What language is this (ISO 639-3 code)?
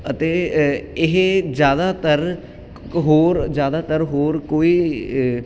pan